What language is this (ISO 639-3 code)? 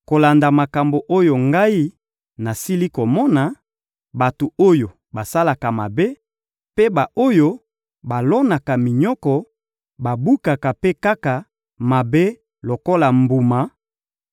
lin